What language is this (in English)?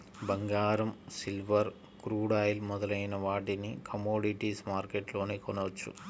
Telugu